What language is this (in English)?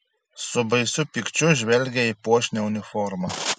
Lithuanian